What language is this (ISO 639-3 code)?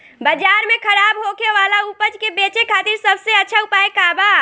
bho